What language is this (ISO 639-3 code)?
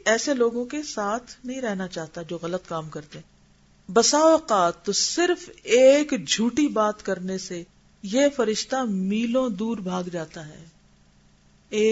urd